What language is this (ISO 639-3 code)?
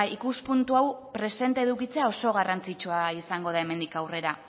eus